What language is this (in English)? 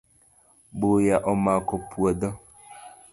Luo (Kenya and Tanzania)